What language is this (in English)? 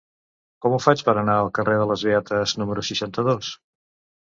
Catalan